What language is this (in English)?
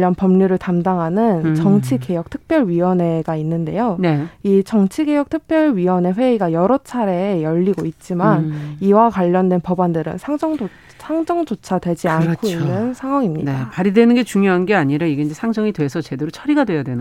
Korean